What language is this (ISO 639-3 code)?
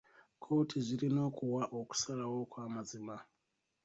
lug